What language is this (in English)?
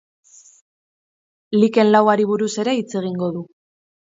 Basque